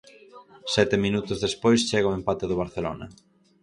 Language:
Galician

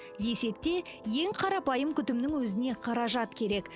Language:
Kazakh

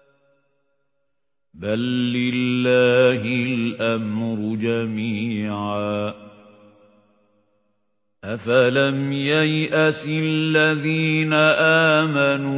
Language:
Arabic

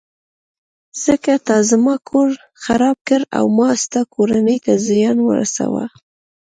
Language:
Pashto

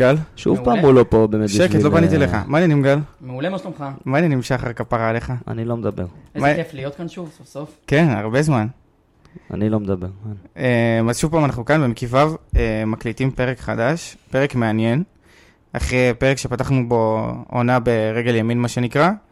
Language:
Hebrew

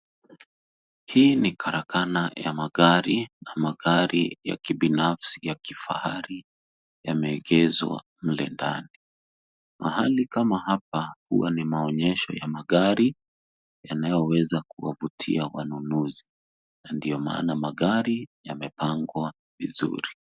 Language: Swahili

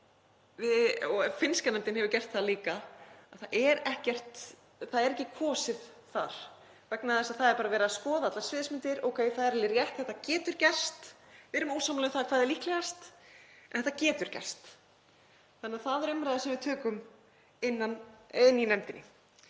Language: Icelandic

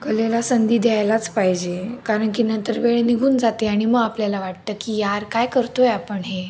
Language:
Marathi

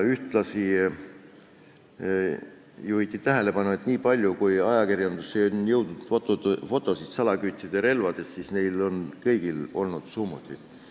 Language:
Estonian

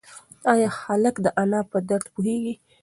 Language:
Pashto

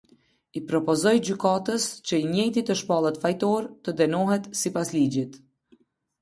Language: Albanian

